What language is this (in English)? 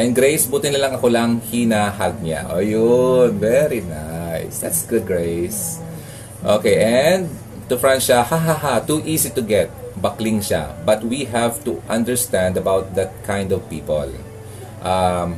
Filipino